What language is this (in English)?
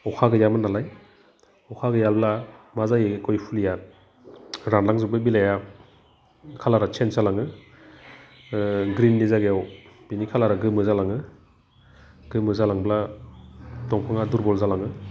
Bodo